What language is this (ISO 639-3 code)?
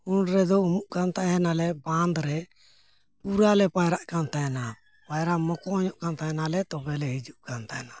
sat